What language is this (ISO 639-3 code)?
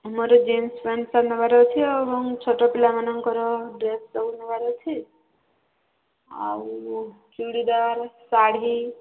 ori